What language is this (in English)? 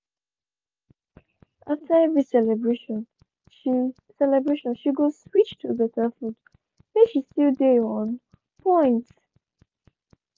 Nigerian Pidgin